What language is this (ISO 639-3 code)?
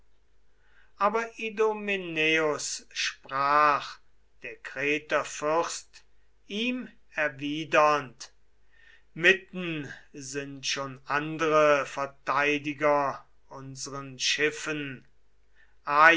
deu